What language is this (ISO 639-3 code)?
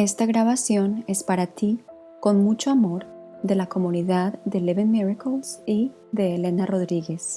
spa